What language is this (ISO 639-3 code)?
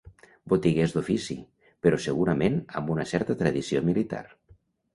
cat